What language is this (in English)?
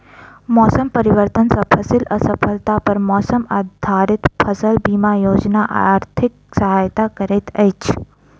Maithili